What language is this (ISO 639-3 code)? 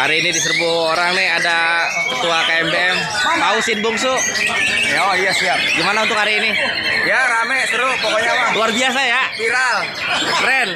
ind